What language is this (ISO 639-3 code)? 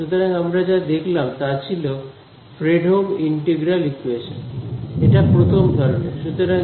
ben